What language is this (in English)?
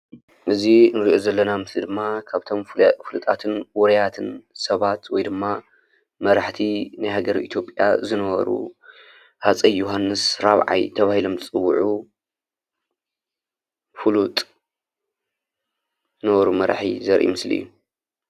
Tigrinya